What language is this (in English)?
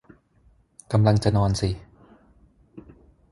Thai